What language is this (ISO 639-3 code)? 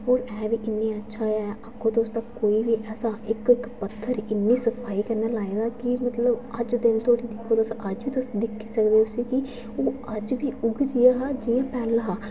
doi